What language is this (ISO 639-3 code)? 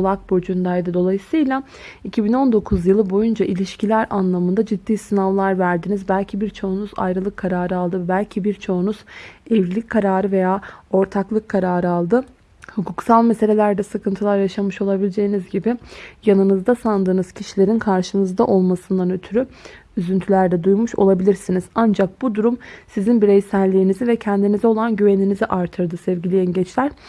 tur